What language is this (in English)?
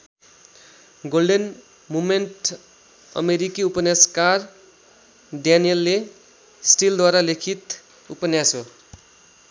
Nepali